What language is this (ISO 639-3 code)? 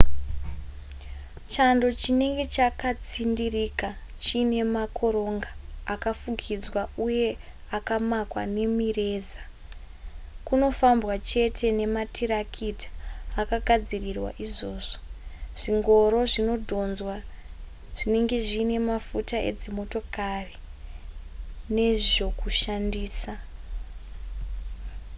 sna